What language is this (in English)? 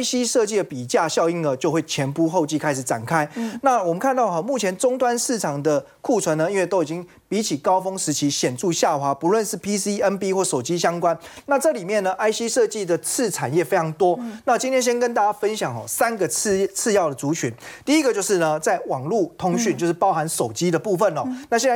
Chinese